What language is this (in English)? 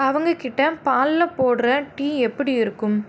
Tamil